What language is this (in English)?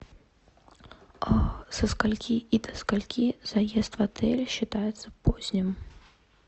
Russian